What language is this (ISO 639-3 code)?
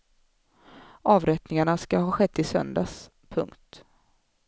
swe